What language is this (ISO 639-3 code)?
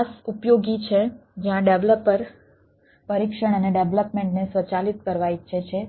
guj